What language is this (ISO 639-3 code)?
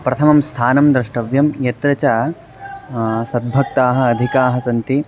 san